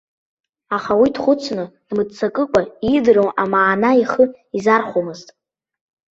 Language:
Abkhazian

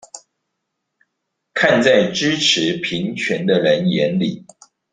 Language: Chinese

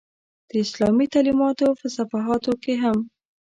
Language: Pashto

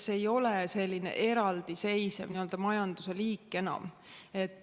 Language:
Estonian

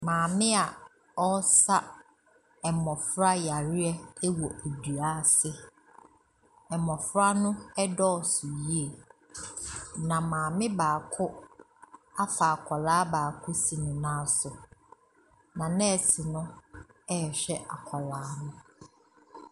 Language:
Akan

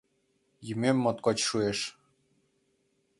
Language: Mari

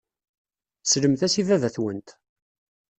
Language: Kabyle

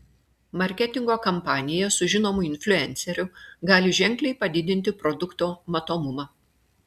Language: Lithuanian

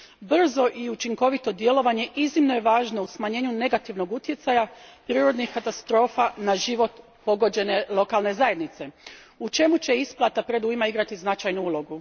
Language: Croatian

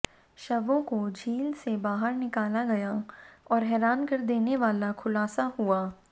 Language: Hindi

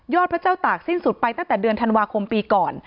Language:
Thai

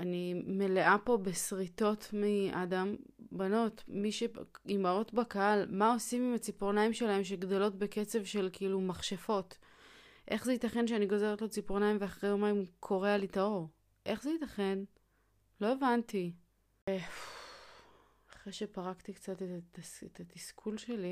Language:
Hebrew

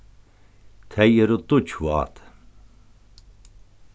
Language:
Faroese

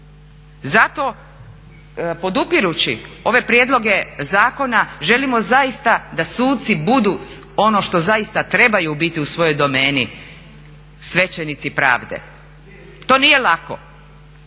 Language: Croatian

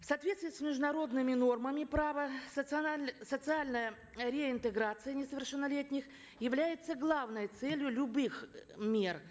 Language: Kazakh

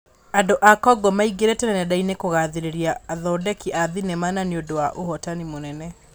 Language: Kikuyu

